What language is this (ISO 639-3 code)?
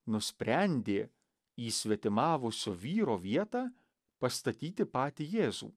lit